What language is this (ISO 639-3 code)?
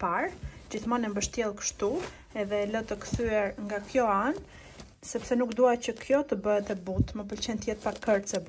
eng